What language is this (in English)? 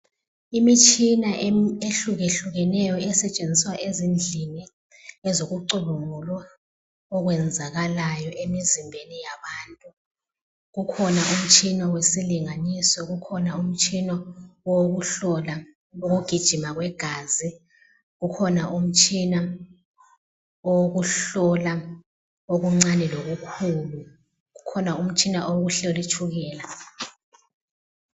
North Ndebele